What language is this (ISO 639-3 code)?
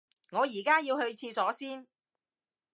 yue